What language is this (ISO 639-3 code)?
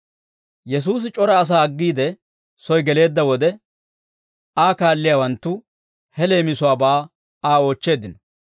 dwr